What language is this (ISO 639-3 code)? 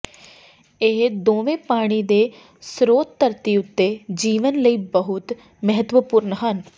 pan